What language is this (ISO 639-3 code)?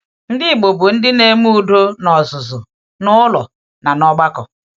ibo